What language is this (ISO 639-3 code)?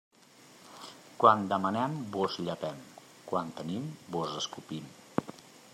cat